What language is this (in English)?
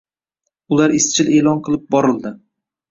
Uzbek